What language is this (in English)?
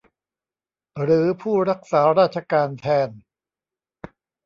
Thai